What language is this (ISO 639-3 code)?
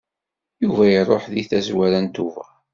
kab